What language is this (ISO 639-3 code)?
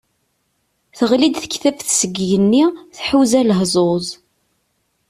kab